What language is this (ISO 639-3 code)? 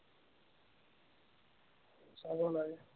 asm